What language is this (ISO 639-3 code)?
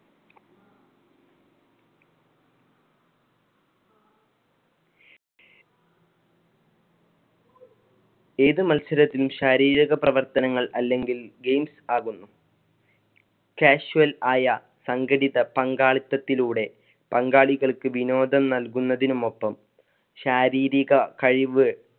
mal